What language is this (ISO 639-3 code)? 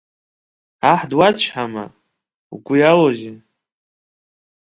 abk